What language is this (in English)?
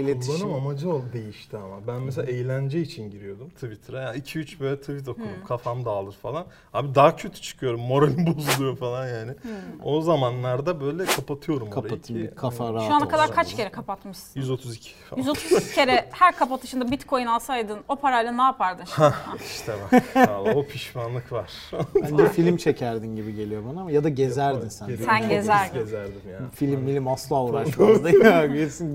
Turkish